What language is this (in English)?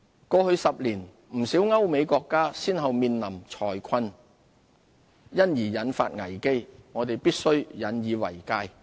Cantonese